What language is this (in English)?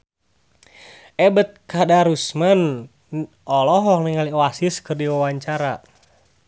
Sundanese